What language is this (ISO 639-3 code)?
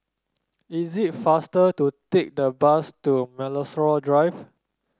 eng